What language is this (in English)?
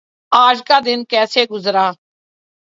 Urdu